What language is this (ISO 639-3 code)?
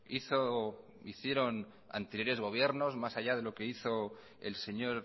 spa